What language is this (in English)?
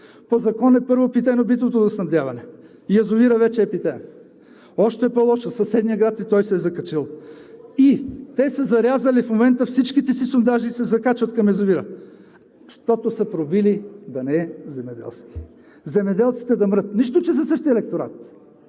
Bulgarian